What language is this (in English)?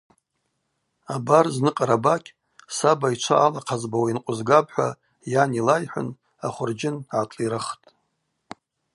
Abaza